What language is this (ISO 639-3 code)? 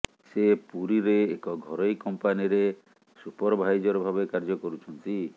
ori